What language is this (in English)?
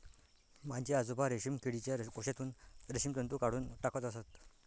Marathi